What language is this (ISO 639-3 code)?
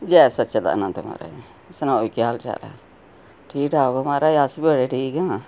doi